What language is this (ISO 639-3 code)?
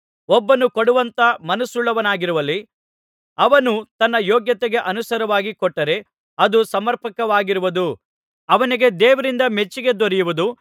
kan